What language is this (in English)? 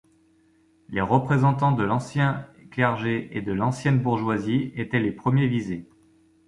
French